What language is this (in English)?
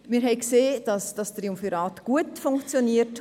Swiss German